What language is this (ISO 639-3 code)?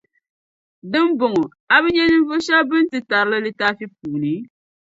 dag